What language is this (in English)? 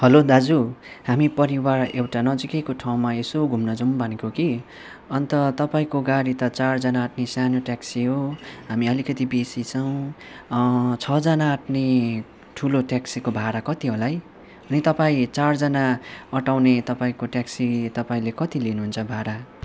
Nepali